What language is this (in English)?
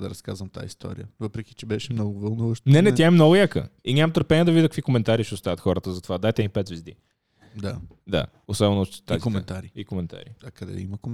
Bulgarian